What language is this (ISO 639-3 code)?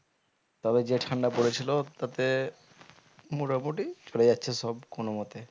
ben